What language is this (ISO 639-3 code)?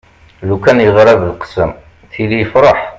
kab